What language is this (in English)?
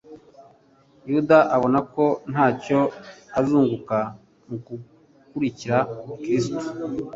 Kinyarwanda